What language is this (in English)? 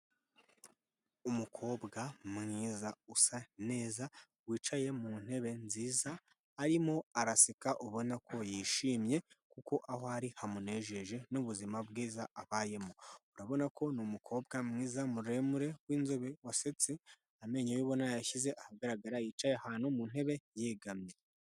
Kinyarwanda